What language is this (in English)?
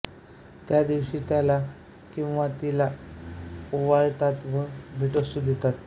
Marathi